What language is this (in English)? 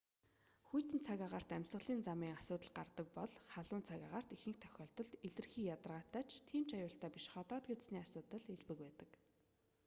Mongolian